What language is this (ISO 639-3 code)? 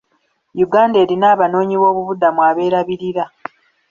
lug